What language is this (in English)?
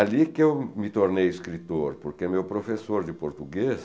Portuguese